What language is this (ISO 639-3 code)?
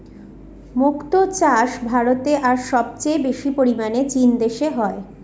ben